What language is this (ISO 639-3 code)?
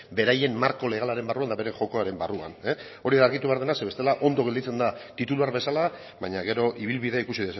eus